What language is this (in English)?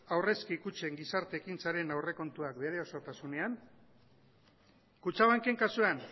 Basque